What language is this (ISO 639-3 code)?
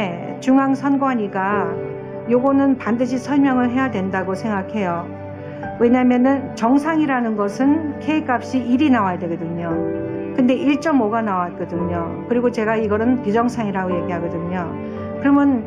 kor